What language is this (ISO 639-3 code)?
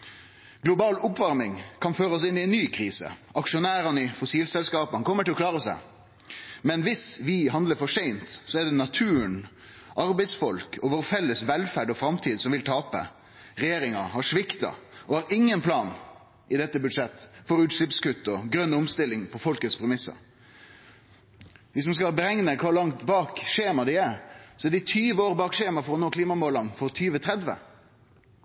nno